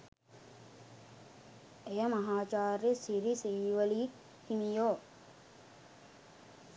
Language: Sinhala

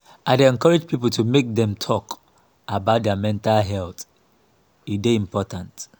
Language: Nigerian Pidgin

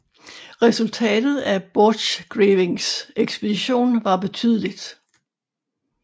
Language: Danish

